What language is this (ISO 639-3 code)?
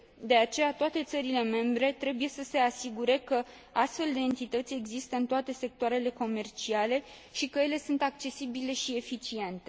ron